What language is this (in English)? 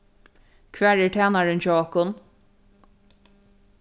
Faroese